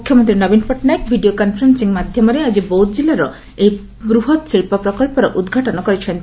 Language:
Odia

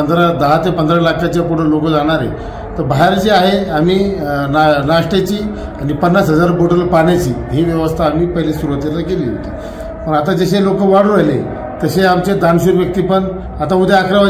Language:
Marathi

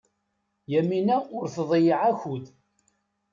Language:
Kabyle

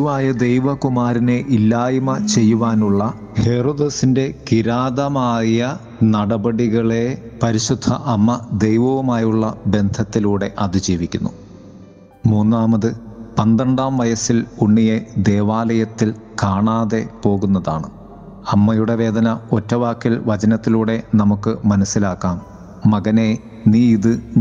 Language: Malayalam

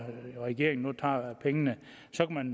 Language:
Danish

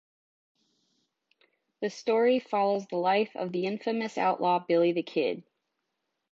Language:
English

